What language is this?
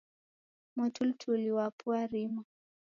Taita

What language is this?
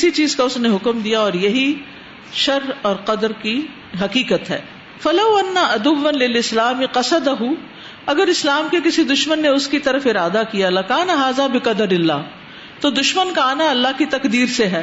Urdu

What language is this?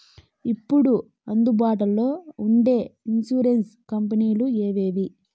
Telugu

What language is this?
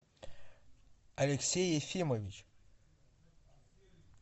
Russian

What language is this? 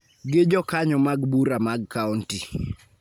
Luo (Kenya and Tanzania)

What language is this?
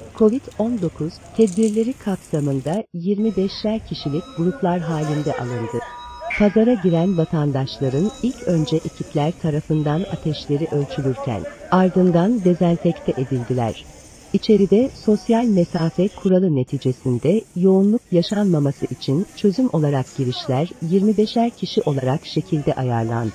Turkish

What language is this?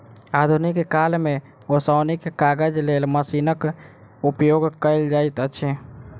Maithili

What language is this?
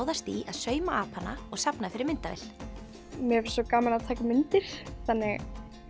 Icelandic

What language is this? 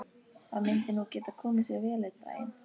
Icelandic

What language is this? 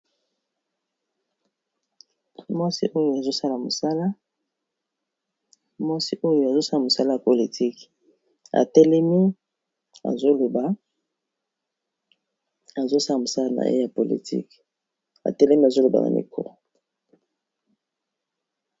Lingala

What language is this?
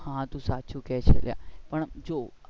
Gujarati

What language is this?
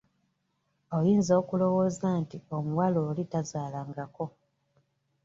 Ganda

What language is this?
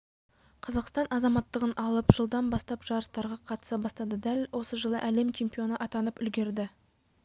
Kazakh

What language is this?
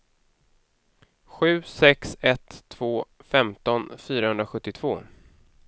Swedish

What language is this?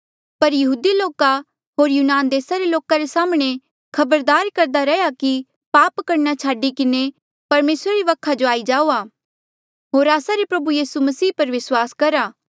Mandeali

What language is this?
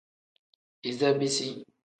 Tem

